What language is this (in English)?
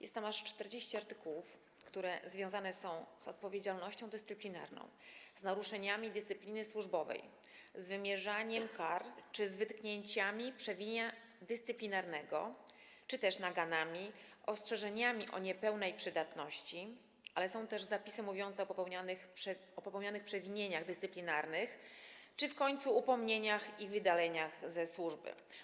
Polish